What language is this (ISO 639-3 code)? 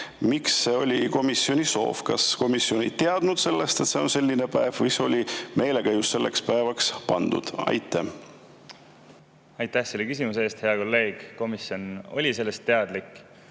est